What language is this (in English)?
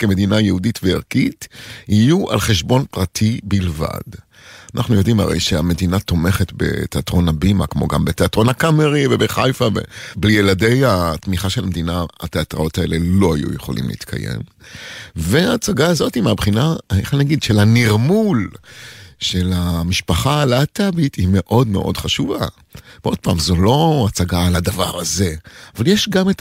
Hebrew